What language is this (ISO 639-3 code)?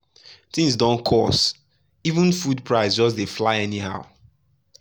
pcm